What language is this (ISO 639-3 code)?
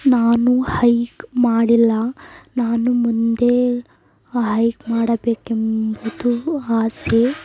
kan